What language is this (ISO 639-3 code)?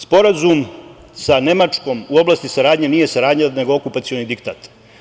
srp